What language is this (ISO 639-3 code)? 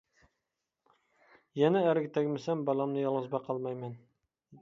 uig